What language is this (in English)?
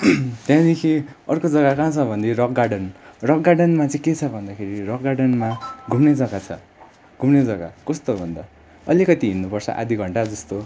Nepali